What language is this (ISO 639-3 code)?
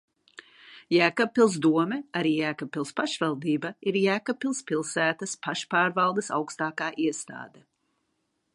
lav